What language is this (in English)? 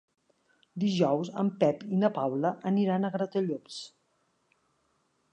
Catalan